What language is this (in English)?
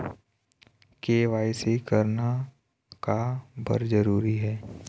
Chhattisgarhi